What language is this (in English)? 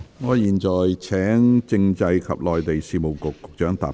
Cantonese